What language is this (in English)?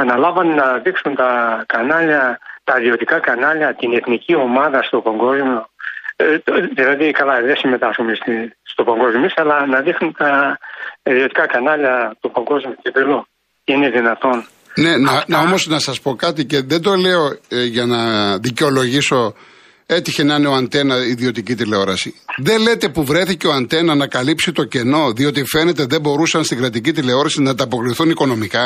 Greek